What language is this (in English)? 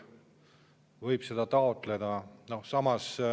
Estonian